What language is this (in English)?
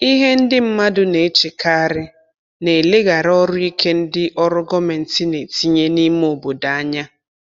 Igbo